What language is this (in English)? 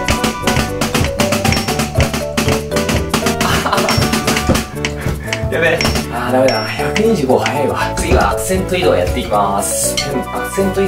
Japanese